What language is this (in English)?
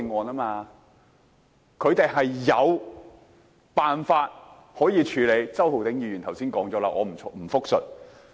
Cantonese